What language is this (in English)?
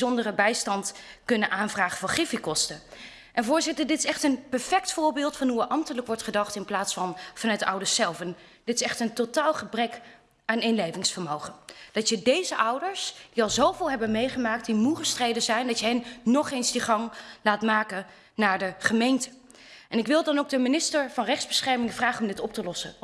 Dutch